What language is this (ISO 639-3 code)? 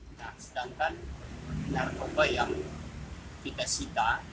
ind